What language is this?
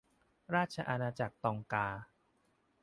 Thai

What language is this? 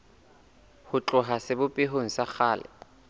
Southern Sotho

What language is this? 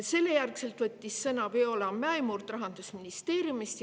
Estonian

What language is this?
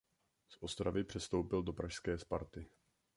Czech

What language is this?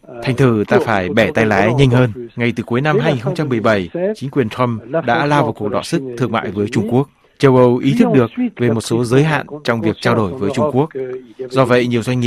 Vietnamese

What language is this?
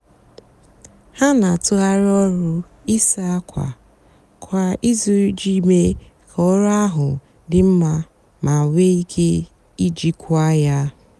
Igbo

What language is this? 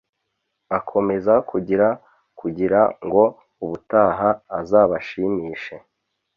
Kinyarwanda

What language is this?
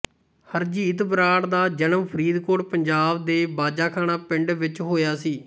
Punjabi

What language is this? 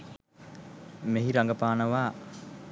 Sinhala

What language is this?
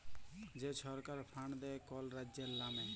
Bangla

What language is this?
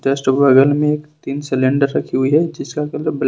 Hindi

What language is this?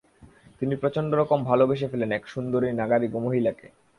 Bangla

